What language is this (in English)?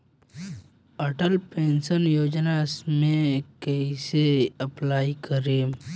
Bhojpuri